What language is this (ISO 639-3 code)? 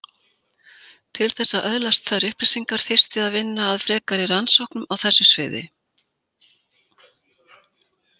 isl